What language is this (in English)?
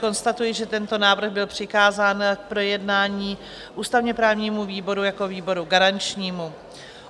Czech